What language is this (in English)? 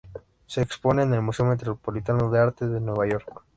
Spanish